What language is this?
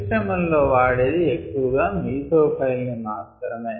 Telugu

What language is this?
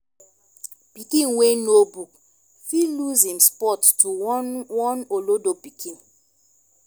Nigerian Pidgin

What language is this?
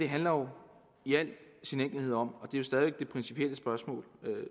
Danish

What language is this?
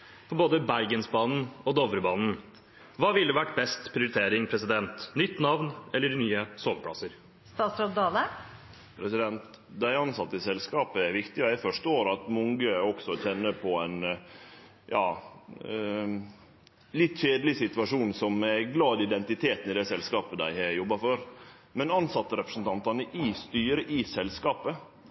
Norwegian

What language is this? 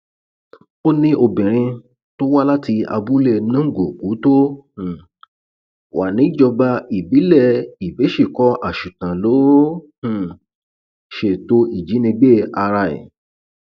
Yoruba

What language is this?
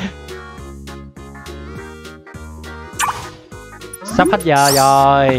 Vietnamese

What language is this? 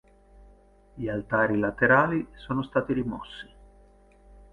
Italian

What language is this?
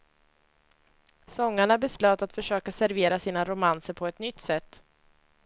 Swedish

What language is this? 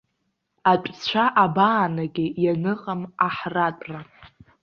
Abkhazian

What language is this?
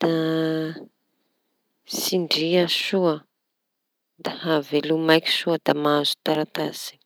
Tanosy Malagasy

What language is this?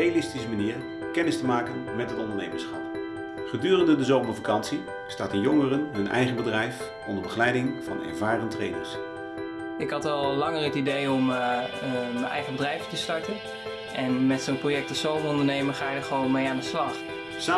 Dutch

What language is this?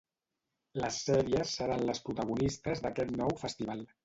Catalan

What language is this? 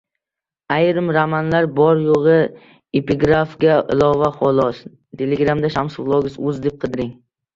Uzbek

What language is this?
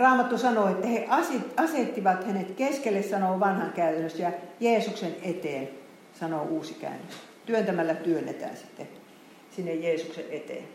Finnish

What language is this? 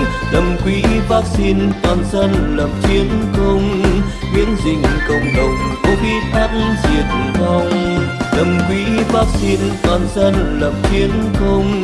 Vietnamese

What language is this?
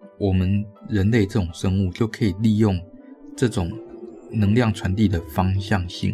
Chinese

